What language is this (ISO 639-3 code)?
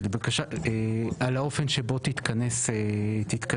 heb